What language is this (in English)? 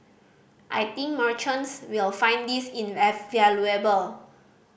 English